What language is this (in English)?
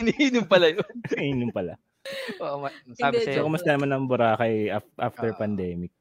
Filipino